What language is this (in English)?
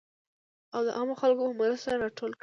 Pashto